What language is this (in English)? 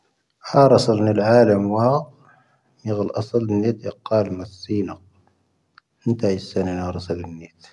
Tahaggart Tamahaq